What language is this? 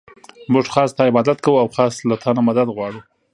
Pashto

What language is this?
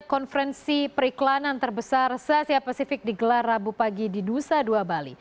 Indonesian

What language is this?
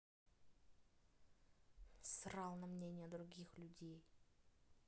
Russian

